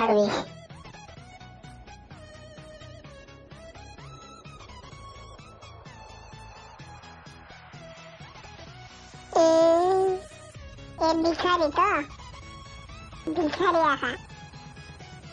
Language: Indonesian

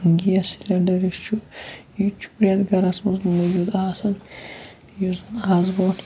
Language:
Kashmiri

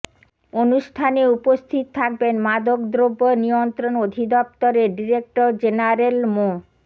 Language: Bangla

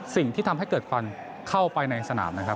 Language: Thai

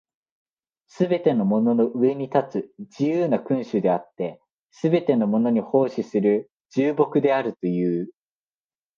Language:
Japanese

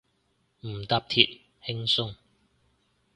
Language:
Cantonese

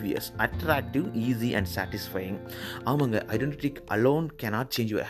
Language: Tamil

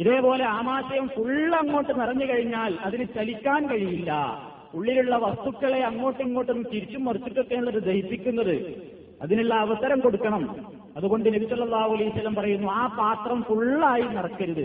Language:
Malayalam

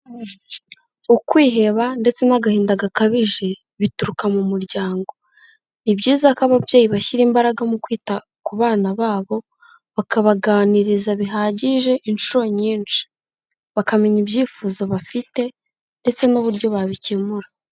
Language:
Kinyarwanda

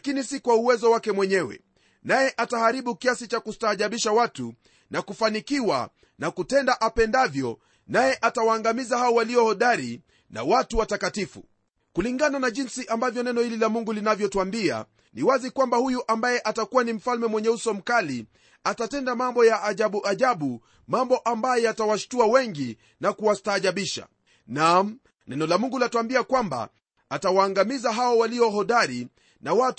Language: Swahili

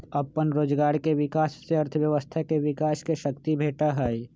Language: Magahi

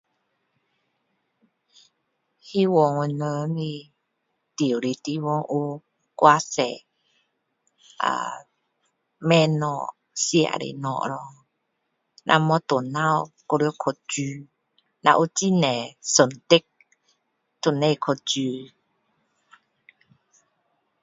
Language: Min Dong Chinese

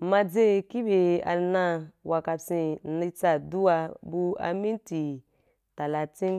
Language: Wapan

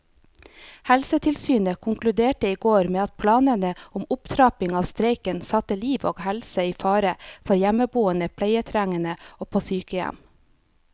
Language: Norwegian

